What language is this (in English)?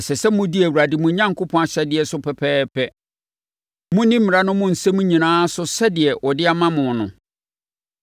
Akan